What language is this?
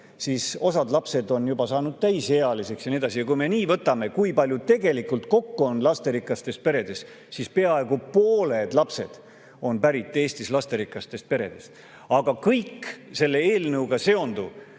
Estonian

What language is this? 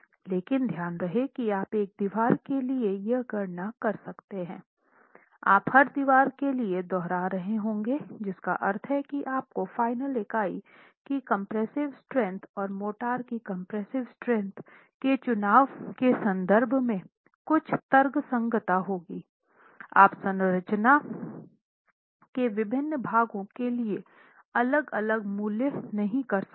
Hindi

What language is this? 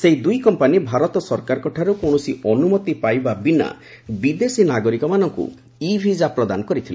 Odia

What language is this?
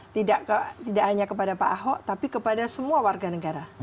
Indonesian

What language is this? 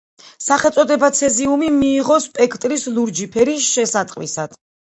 Georgian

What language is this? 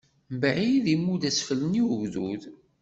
Kabyle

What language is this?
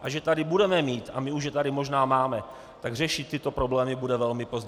Czech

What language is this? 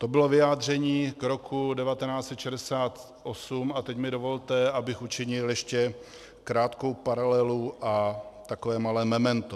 Czech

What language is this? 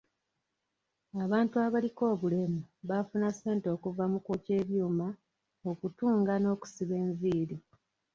Ganda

